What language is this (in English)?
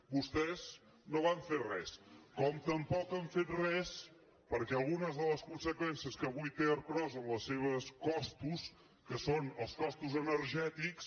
Catalan